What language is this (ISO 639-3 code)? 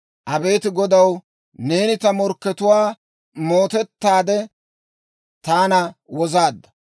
dwr